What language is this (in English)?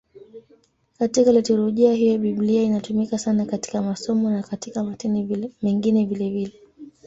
Swahili